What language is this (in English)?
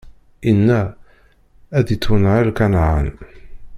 Kabyle